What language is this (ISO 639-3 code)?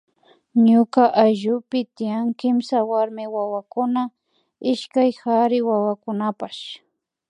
qvi